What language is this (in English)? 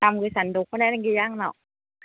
Bodo